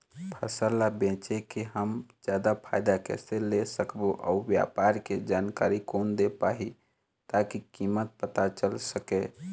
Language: Chhattisgarhi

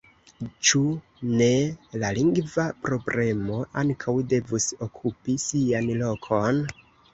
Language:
Esperanto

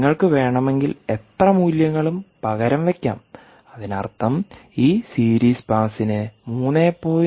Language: Malayalam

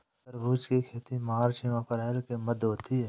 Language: Hindi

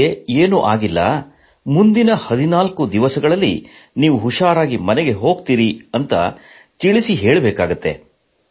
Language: Kannada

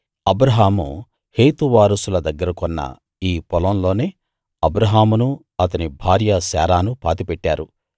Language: Telugu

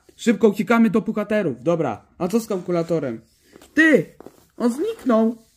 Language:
Polish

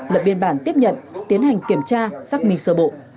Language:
Vietnamese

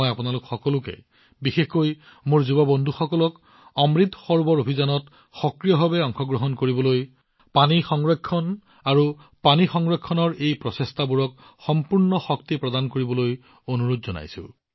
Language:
Assamese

